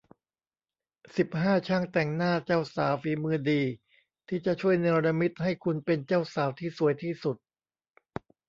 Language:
Thai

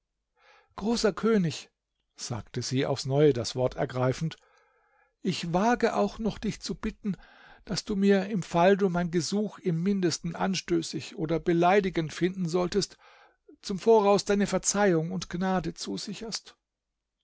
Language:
German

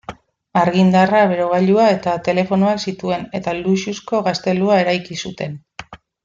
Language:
Basque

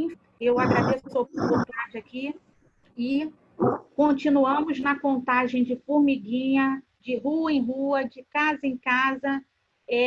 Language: Portuguese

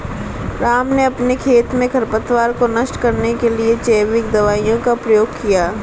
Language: Hindi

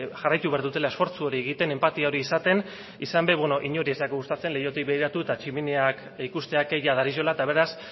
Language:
Basque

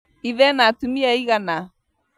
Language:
Kikuyu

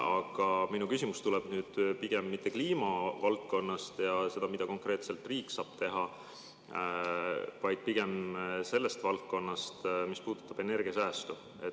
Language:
Estonian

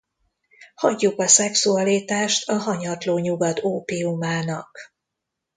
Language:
Hungarian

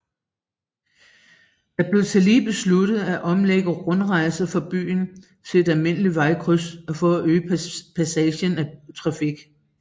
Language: Danish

